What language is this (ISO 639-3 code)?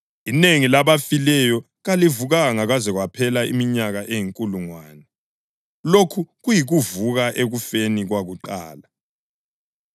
nde